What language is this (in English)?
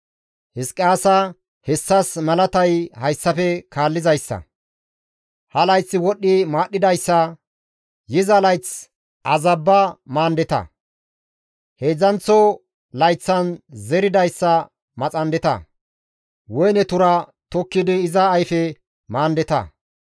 Gamo